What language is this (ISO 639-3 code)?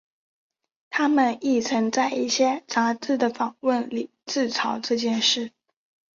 zho